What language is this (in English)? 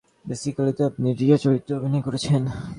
Bangla